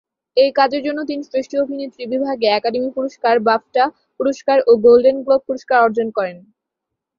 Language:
Bangla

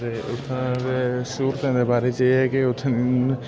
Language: Dogri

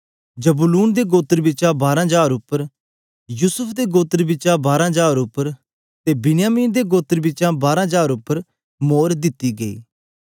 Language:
Dogri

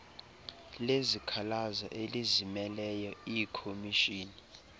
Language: Xhosa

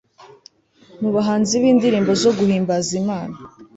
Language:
Kinyarwanda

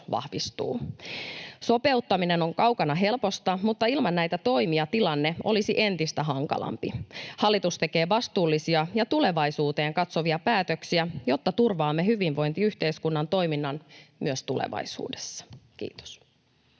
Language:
Finnish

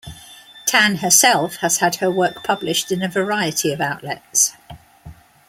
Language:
English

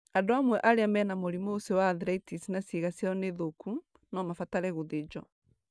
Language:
Kikuyu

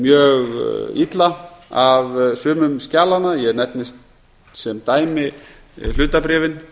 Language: Icelandic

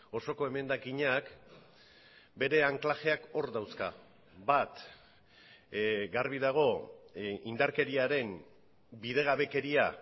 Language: Basque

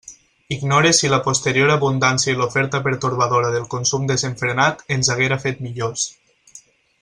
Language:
Catalan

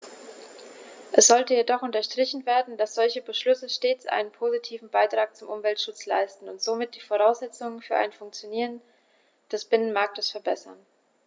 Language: German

